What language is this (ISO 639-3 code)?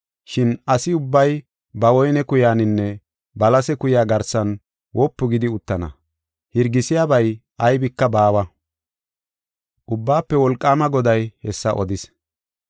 gof